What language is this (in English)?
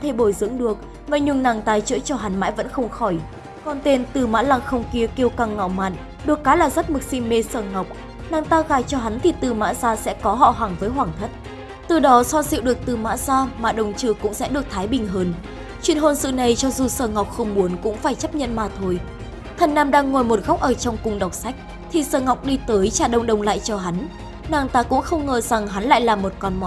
Vietnamese